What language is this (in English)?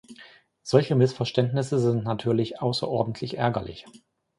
German